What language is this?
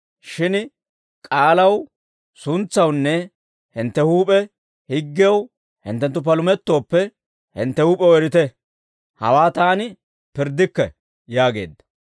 Dawro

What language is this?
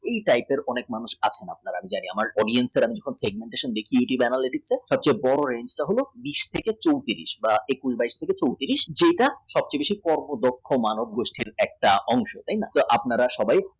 Bangla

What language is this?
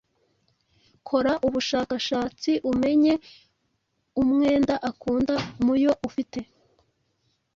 Kinyarwanda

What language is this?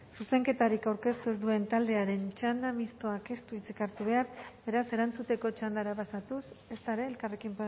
Basque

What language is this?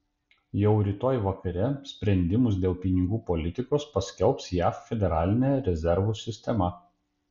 Lithuanian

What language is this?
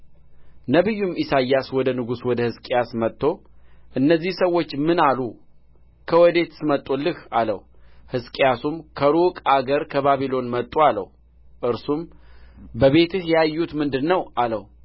Amharic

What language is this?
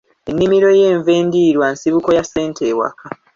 Ganda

